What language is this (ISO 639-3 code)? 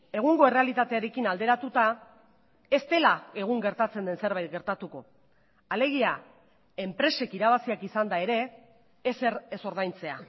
eus